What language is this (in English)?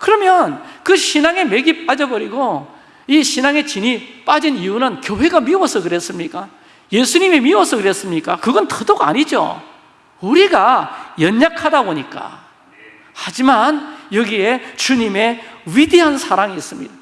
Korean